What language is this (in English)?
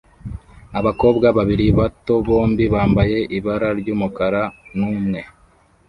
Kinyarwanda